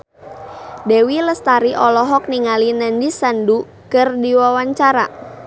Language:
Sundanese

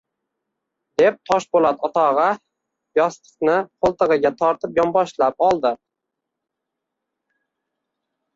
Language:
Uzbek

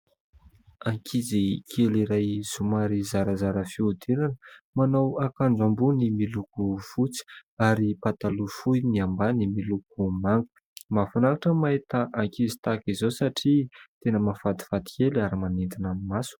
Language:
Malagasy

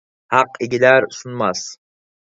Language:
Uyghur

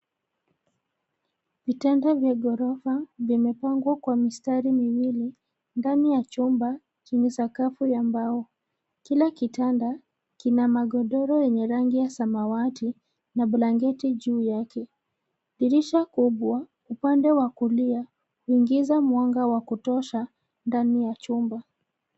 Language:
Swahili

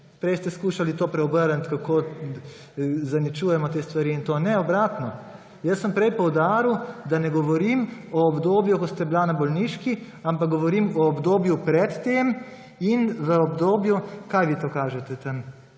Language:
Slovenian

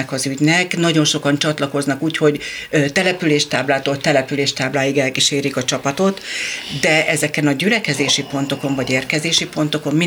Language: Hungarian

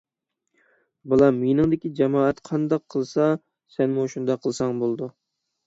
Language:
Uyghur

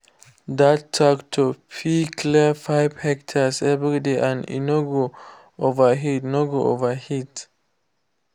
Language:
Nigerian Pidgin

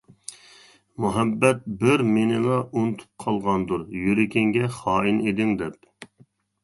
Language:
Uyghur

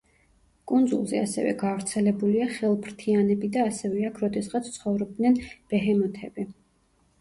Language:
Georgian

